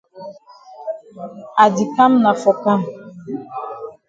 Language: Cameroon Pidgin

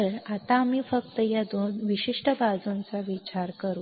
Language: Marathi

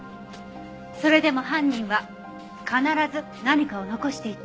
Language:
Japanese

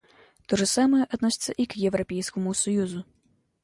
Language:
Russian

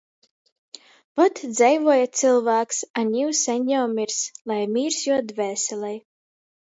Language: Latgalian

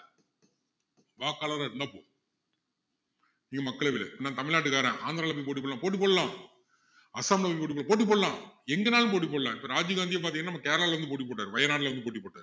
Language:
Tamil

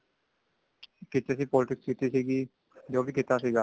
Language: Punjabi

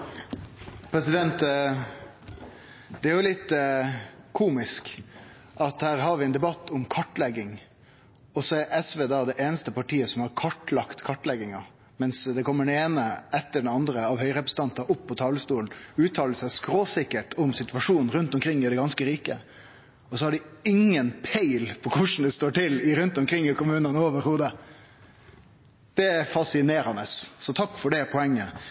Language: Norwegian Nynorsk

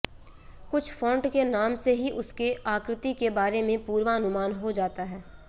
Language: Sanskrit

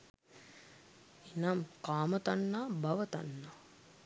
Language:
Sinhala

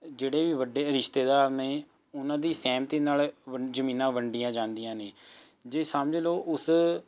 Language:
Punjabi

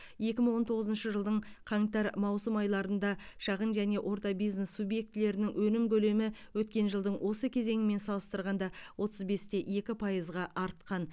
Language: Kazakh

